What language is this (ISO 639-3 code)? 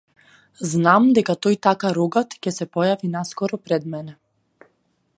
mkd